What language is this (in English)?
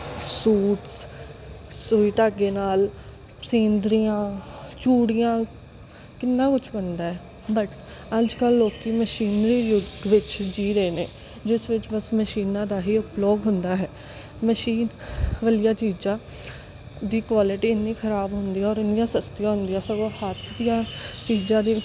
Punjabi